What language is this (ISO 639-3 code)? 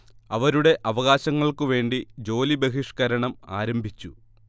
mal